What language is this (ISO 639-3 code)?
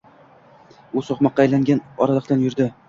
uzb